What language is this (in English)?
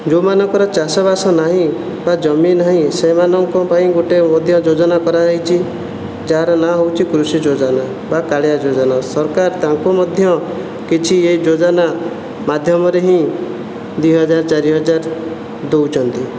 Odia